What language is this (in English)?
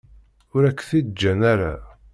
Kabyle